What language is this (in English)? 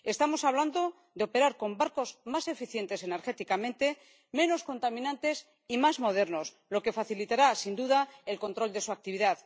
Spanish